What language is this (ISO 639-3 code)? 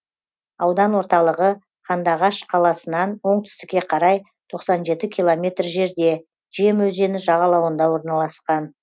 kaz